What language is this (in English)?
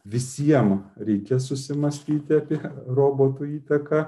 Lithuanian